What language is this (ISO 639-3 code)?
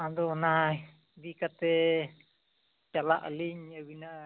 sat